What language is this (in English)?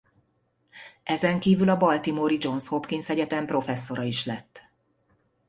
Hungarian